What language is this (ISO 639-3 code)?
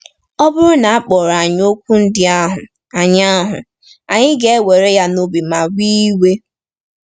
ibo